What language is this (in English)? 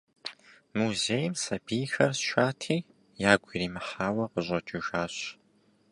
Kabardian